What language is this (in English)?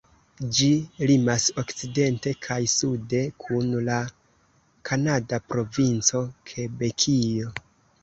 Esperanto